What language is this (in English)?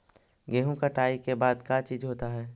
Magahi